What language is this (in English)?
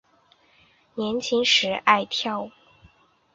Chinese